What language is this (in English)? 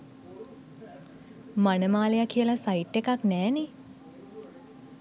Sinhala